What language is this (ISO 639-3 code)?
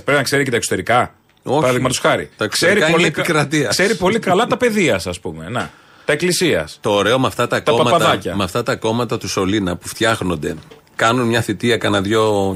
ell